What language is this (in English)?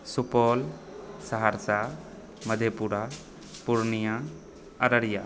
Maithili